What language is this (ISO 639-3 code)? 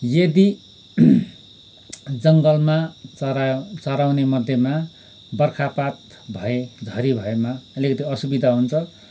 nep